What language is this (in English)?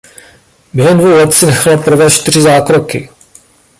Czech